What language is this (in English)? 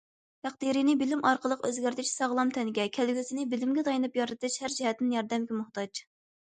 Uyghur